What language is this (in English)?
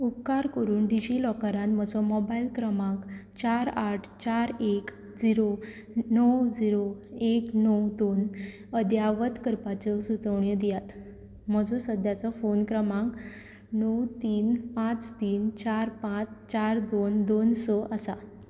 Konkani